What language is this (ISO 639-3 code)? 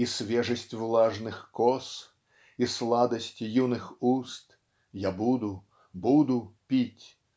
rus